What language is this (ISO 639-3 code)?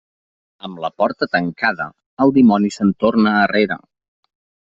cat